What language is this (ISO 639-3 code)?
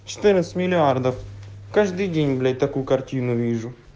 rus